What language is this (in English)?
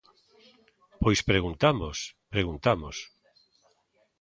Galician